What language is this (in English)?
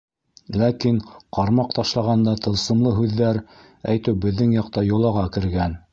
Bashkir